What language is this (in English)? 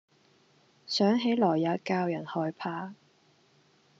Cantonese